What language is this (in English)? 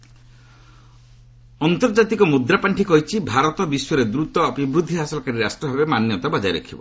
Odia